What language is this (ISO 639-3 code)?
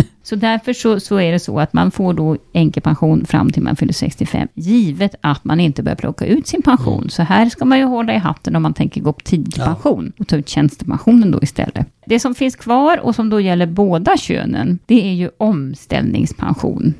swe